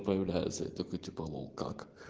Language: Russian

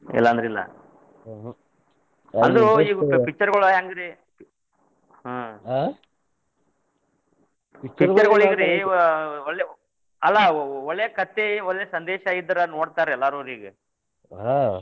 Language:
Kannada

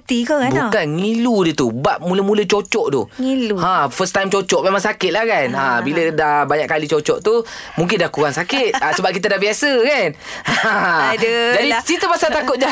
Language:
Malay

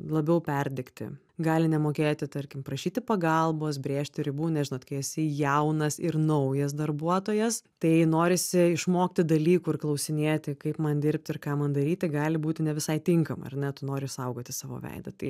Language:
Lithuanian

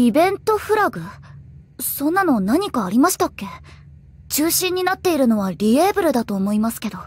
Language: Japanese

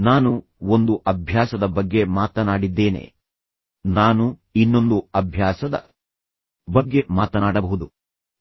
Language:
Kannada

